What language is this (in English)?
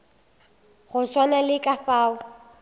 Northern Sotho